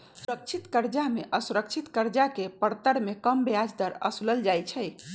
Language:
Magahi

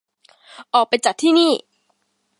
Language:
Thai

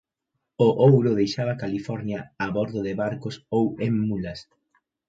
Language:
Galician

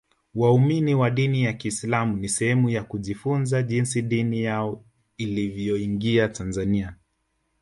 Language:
Swahili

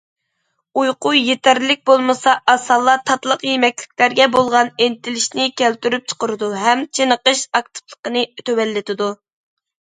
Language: Uyghur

